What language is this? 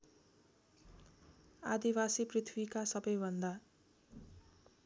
Nepali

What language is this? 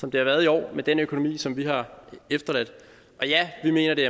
Danish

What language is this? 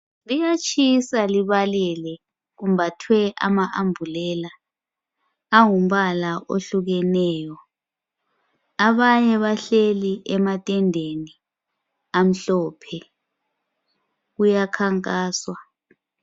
North Ndebele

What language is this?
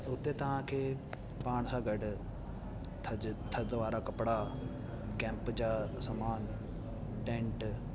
Sindhi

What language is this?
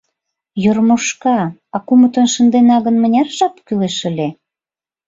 Mari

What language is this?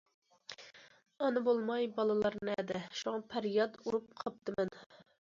Uyghur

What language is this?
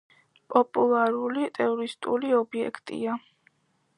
Georgian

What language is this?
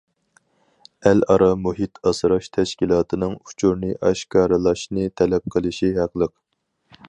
Uyghur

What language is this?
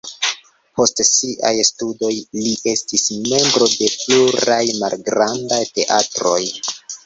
Esperanto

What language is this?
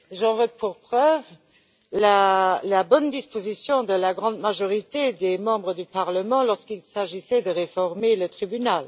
French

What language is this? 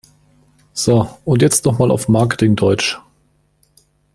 German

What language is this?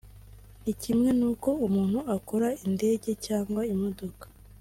Kinyarwanda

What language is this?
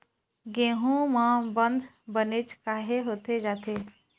Chhattisgarhi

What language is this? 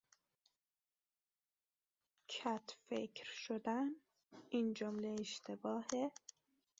Persian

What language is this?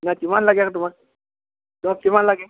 Assamese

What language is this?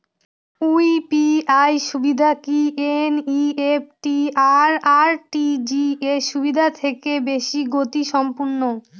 Bangla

